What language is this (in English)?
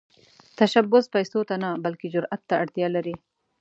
Pashto